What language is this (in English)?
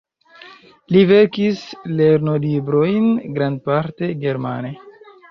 Esperanto